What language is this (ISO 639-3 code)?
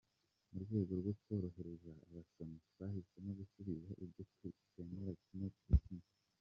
kin